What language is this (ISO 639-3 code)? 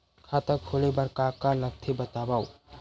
hne